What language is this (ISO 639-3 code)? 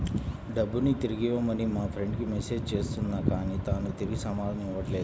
tel